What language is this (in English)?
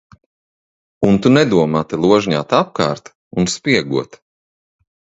Latvian